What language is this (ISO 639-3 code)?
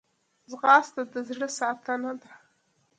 pus